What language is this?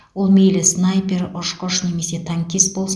Kazakh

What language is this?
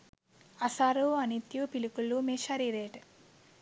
Sinhala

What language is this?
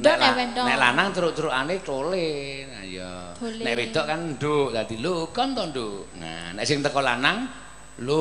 Indonesian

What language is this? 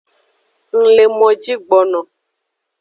Aja (Benin)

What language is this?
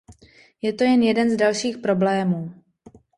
Czech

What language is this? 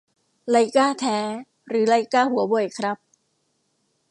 Thai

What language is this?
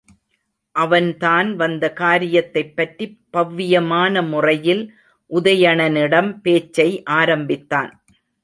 Tamil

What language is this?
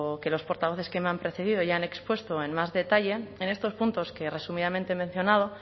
Spanish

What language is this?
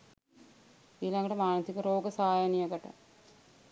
Sinhala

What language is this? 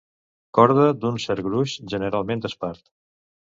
Catalan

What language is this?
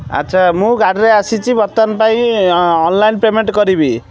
Odia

